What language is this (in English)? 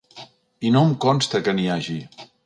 Catalan